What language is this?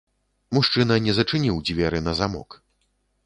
Belarusian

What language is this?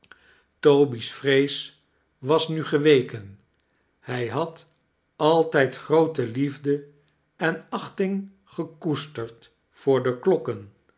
Dutch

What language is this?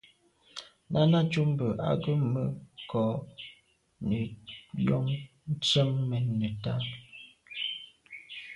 Medumba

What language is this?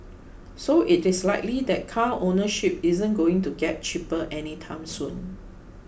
English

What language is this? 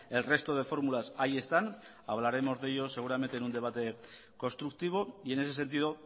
Spanish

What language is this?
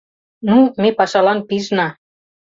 Mari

